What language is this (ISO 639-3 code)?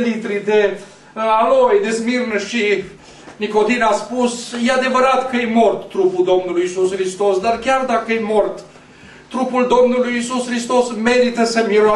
ron